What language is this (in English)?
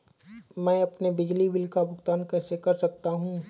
Hindi